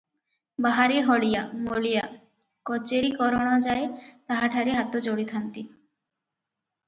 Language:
Odia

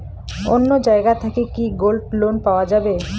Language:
Bangla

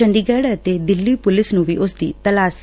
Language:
Punjabi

